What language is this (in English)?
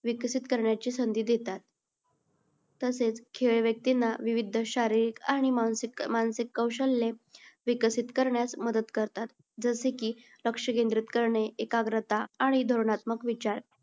Marathi